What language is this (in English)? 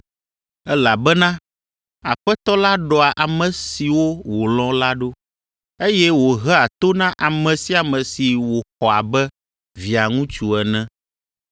Ewe